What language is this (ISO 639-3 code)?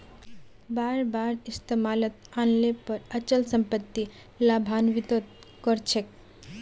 mag